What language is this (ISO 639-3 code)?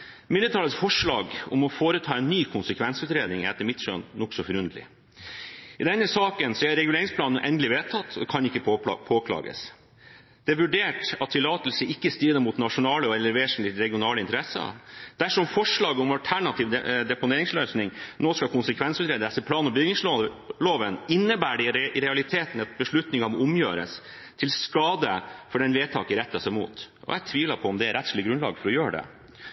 nob